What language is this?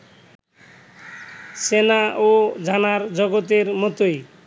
Bangla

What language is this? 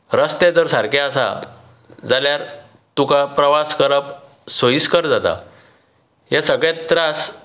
Konkani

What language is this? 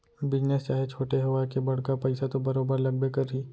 Chhattisgarhi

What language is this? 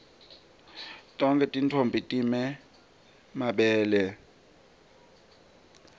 Swati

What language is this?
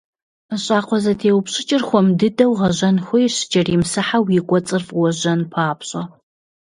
Kabardian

